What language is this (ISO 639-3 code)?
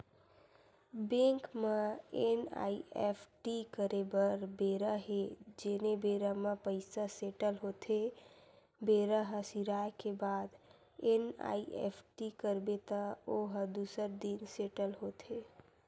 hne